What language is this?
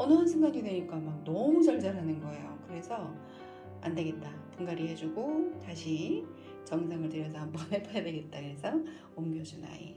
Korean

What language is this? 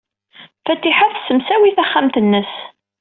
Kabyle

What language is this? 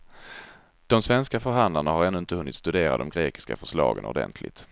Swedish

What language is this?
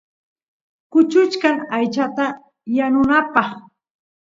Santiago del Estero Quichua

